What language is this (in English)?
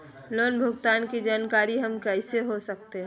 Magahi